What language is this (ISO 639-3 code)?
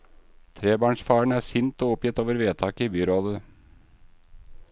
nor